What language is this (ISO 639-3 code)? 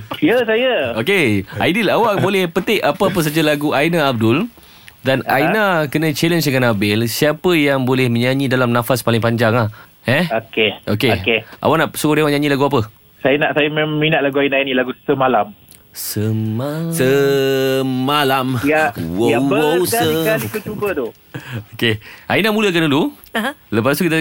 msa